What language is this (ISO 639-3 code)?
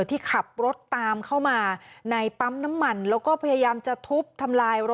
tha